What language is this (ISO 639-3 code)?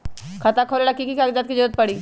mag